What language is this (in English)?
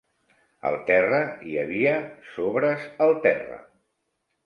Catalan